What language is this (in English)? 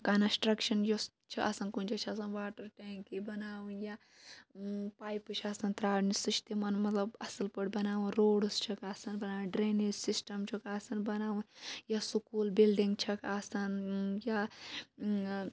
Kashmiri